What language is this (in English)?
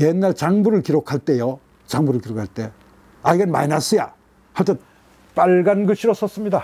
Korean